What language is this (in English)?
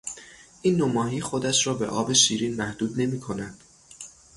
Persian